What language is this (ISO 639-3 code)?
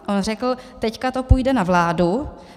ces